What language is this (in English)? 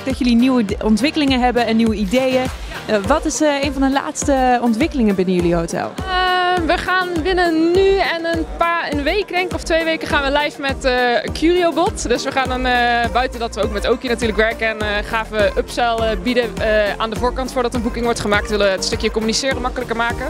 Dutch